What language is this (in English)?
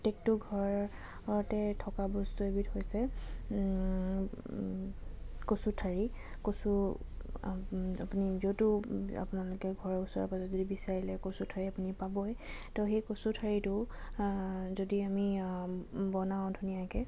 Assamese